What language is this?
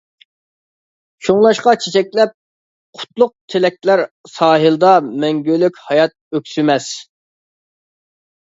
Uyghur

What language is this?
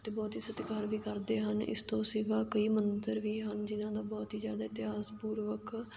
Punjabi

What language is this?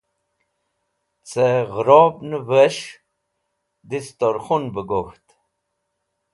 Wakhi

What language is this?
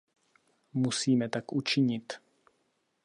Czech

